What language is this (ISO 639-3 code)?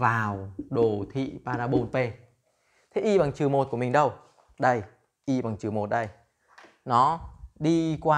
vie